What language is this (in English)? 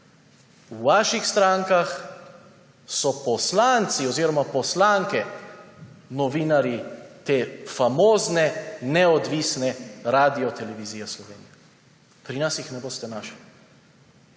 Slovenian